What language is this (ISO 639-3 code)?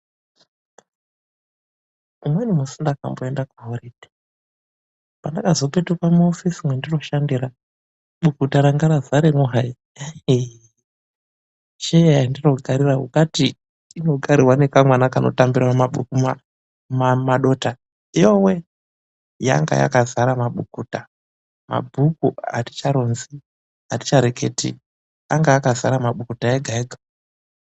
ndc